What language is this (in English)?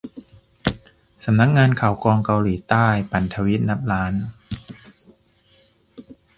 Thai